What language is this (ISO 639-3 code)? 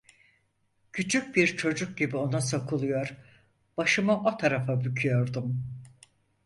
tur